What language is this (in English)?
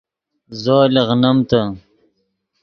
Yidgha